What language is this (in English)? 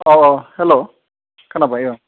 Bodo